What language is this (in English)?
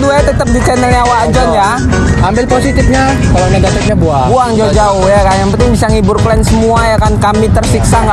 Indonesian